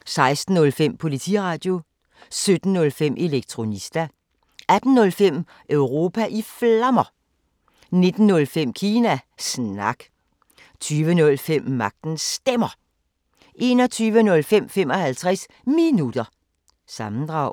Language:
Danish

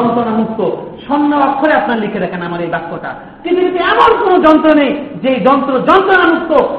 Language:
Bangla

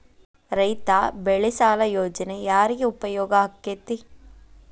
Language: Kannada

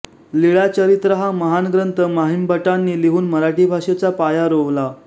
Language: Marathi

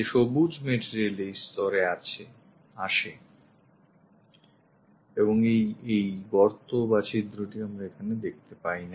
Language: Bangla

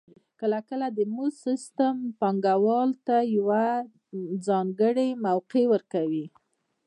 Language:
Pashto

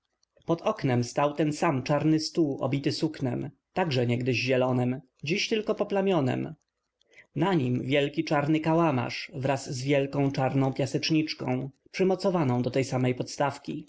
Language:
Polish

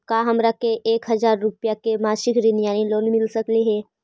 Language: Magahi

